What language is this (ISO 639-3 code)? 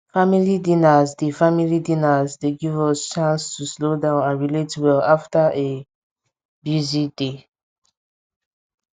pcm